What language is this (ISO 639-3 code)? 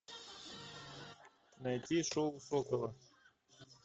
rus